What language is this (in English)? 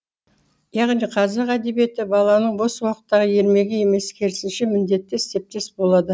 Kazakh